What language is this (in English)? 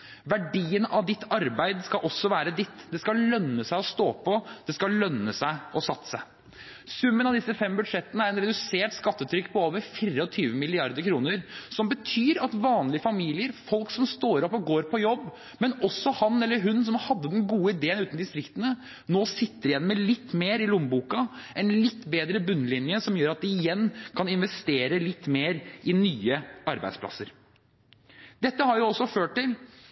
Norwegian Bokmål